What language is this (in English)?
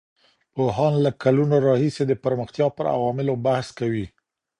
Pashto